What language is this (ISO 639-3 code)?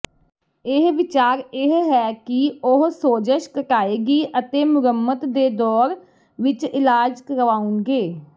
pan